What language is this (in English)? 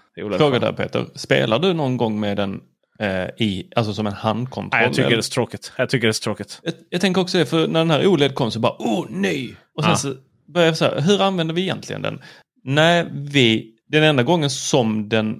Swedish